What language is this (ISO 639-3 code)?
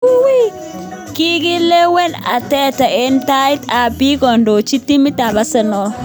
kln